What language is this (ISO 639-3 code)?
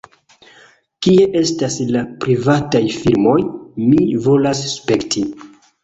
epo